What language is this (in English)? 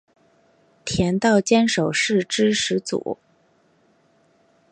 Chinese